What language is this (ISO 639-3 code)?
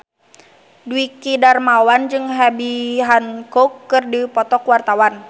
sun